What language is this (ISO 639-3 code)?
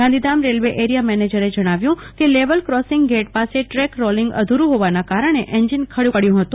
guj